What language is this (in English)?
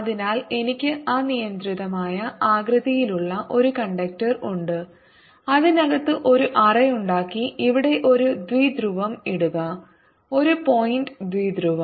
Malayalam